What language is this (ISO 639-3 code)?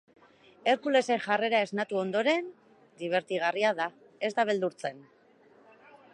eus